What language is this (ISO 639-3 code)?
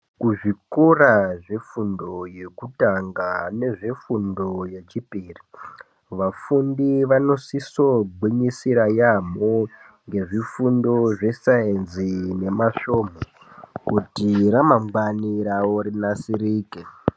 ndc